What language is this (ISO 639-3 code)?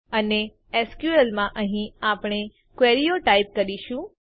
guj